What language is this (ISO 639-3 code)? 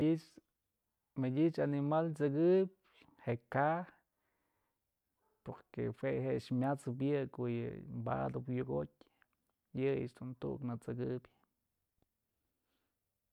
mzl